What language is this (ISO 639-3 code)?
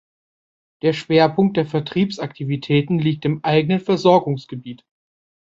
deu